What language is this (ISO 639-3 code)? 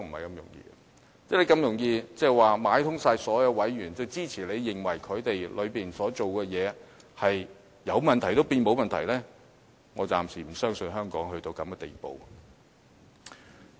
yue